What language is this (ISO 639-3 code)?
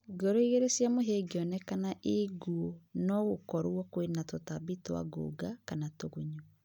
kik